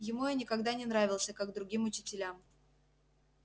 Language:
Russian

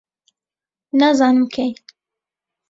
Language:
Central Kurdish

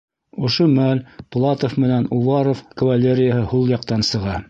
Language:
Bashkir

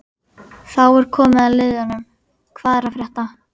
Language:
Icelandic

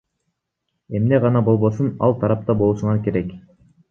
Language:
Kyrgyz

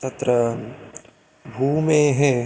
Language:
Sanskrit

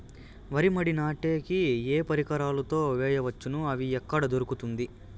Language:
Telugu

